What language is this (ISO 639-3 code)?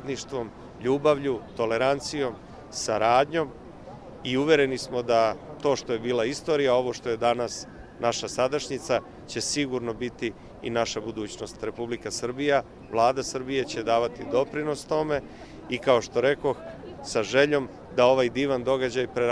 hrv